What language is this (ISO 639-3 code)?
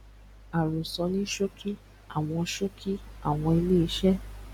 yor